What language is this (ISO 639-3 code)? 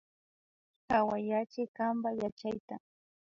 qvi